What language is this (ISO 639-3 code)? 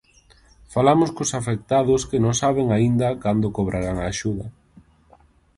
glg